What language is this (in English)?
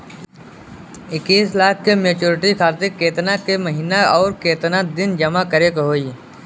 Bhojpuri